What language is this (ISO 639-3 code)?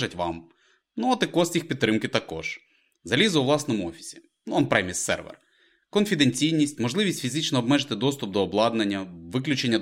ukr